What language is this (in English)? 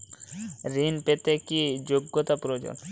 Bangla